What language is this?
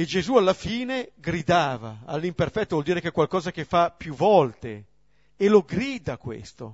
Italian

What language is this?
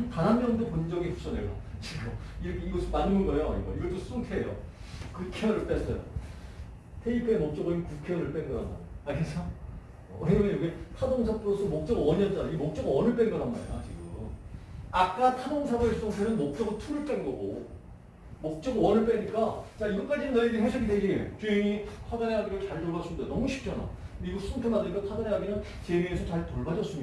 Korean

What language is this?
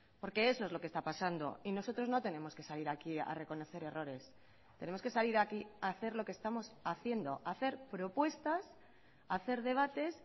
Spanish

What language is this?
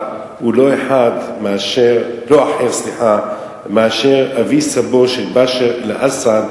Hebrew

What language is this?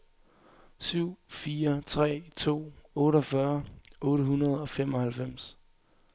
Danish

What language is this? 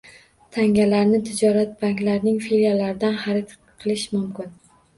Uzbek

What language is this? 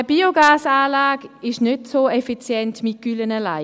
Swiss German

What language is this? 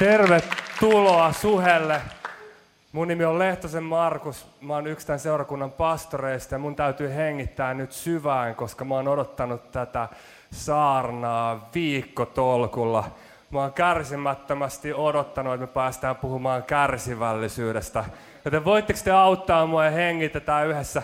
Finnish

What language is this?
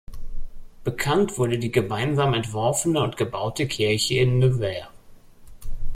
German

